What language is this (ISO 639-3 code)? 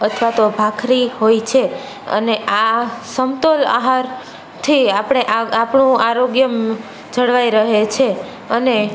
guj